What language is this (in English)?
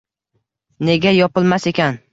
Uzbek